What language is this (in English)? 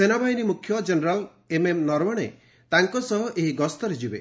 Odia